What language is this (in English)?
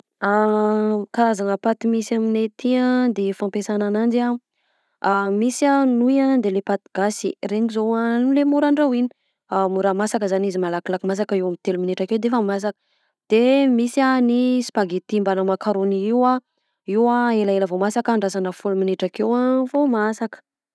Southern Betsimisaraka Malagasy